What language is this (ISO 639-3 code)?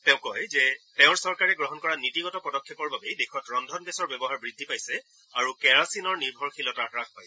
asm